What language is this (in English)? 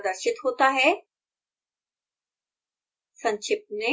Hindi